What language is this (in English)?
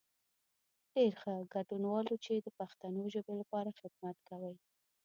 Pashto